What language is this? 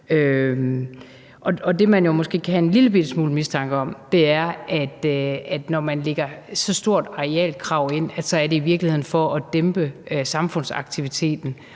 Danish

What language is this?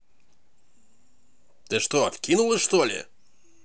Russian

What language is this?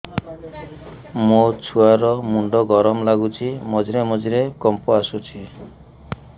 Odia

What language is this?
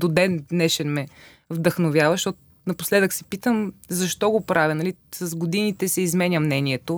Bulgarian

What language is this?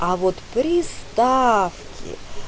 Russian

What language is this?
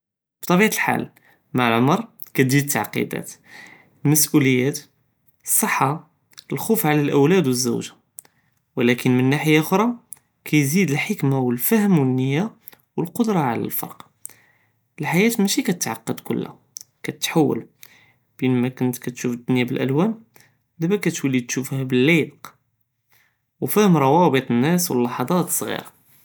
Judeo-Arabic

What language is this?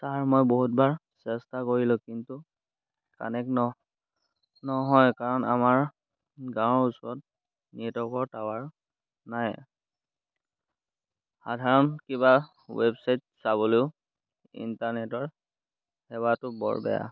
Assamese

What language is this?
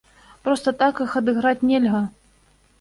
Belarusian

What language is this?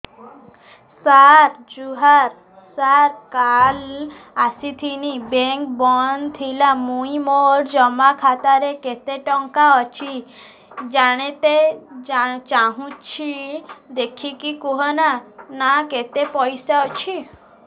Odia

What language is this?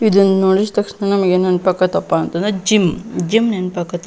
Kannada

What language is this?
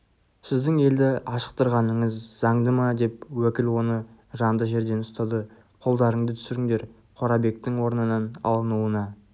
Kazakh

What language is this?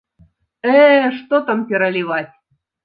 Belarusian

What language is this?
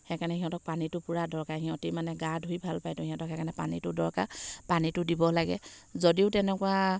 Assamese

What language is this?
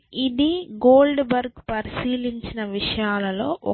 Telugu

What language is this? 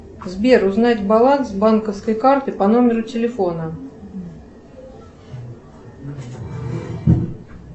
Russian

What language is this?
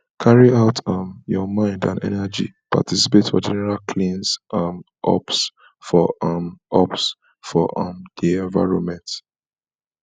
Nigerian Pidgin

